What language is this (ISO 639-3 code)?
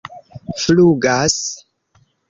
epo